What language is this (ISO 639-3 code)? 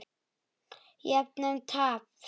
isl